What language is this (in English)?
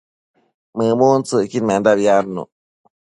Matsés